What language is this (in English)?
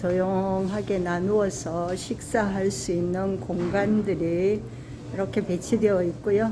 Korean